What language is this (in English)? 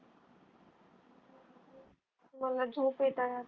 Marathi